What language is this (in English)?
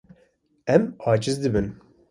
Kurdish